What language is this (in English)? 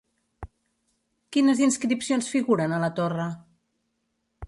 Catalan